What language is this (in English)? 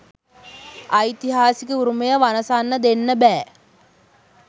Sinhala